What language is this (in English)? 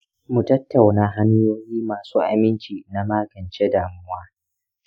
Hausa